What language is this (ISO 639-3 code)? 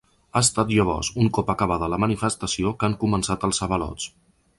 cat